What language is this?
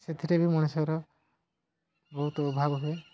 Odia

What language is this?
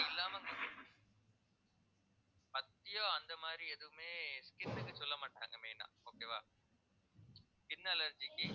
Tamil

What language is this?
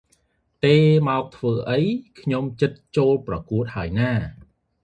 Khmer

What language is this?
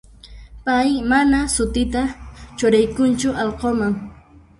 Puno Quechua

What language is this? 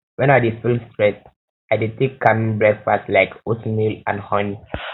Nigerian Pidgin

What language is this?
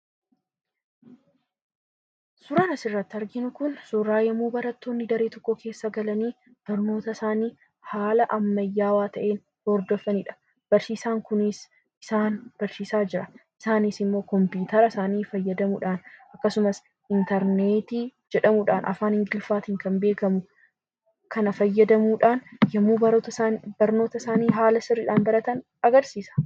Oromo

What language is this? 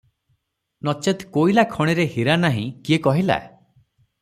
Odia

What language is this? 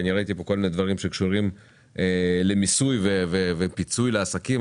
Hebrew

